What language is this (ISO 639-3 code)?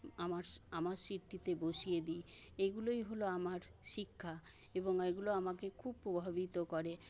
ben